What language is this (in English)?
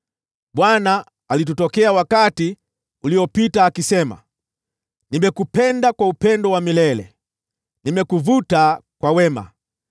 Swahili